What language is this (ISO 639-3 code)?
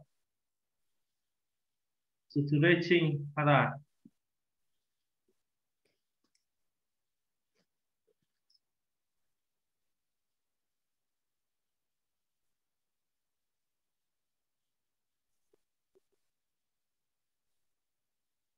vie